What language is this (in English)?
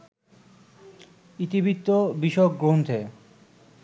Bangla